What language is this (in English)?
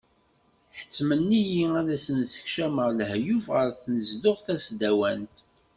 Kabyle